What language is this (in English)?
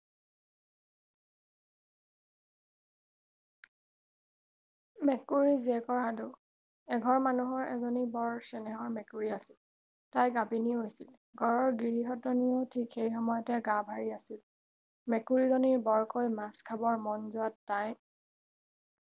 Assamese